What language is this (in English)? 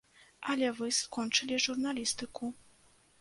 Belarusian